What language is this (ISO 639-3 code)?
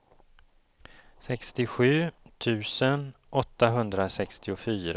swe